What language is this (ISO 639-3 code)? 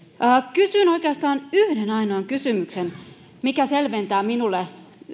fin